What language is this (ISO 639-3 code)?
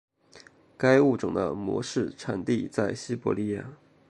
zho